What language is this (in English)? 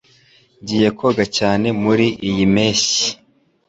Kinyarwanda